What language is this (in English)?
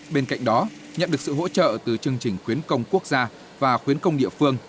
Vietnamese